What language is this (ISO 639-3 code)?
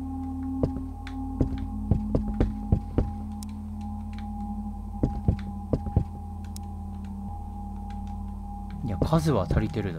jpn